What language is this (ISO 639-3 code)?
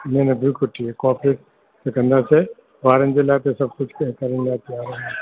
snd